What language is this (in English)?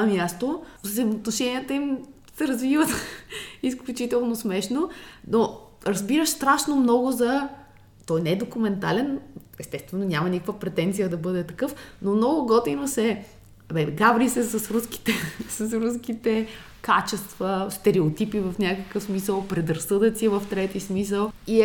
Bulgarian